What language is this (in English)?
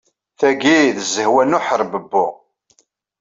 Kabyle